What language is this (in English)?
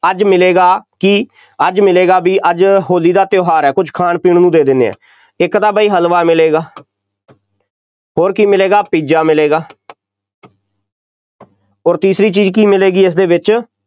Punjabi